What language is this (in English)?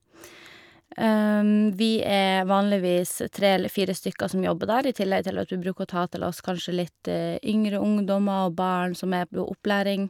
Norwegian